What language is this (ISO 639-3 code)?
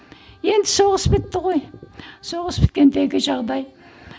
kaz